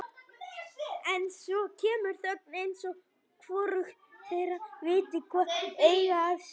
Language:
Icelandic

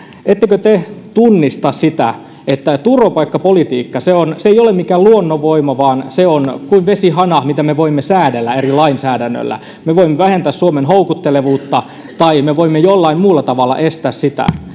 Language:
Finnish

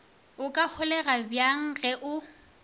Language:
Northern Sotho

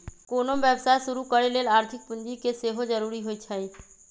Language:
Magahi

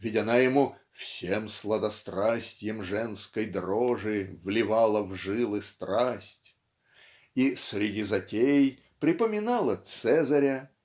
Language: Russian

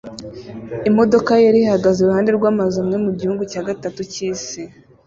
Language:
Kinyarwanda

